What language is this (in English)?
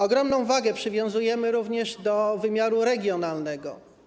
Polish